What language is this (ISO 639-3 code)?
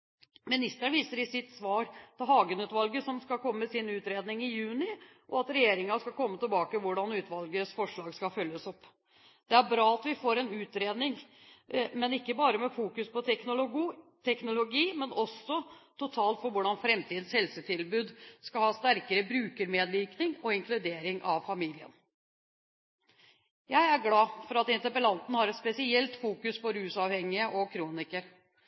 nob